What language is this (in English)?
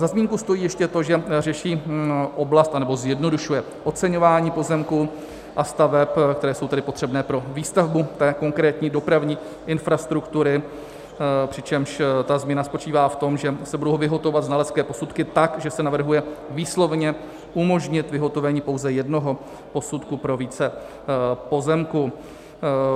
Czech